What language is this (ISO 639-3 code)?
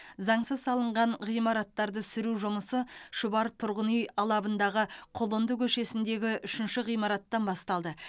kaz